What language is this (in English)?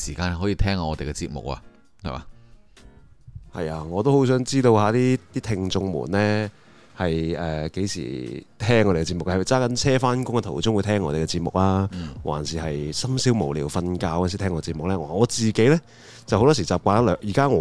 Chinese